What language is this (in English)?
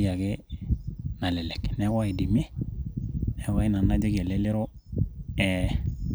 Masai